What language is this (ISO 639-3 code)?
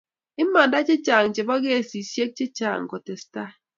kln